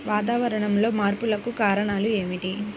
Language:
Telugu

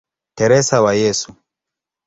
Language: Swahili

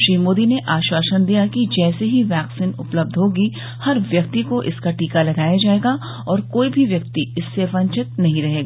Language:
Hindi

